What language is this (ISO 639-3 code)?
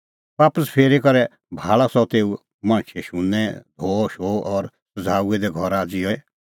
kfx